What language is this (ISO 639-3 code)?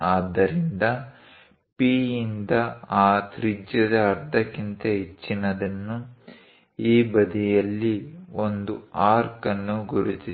kan